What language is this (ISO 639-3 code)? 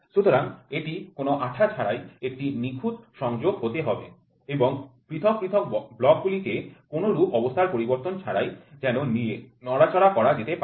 ben